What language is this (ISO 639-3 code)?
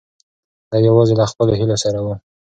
pus